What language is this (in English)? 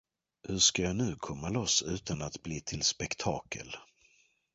Swedish